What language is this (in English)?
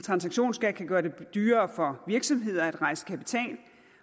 Danish